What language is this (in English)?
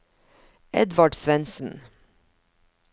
Norwegian